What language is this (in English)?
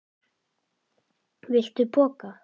Icelandic